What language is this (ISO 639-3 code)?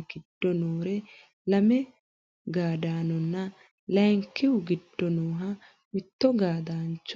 sid